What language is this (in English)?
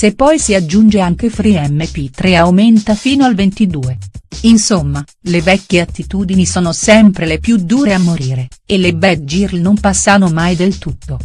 Italian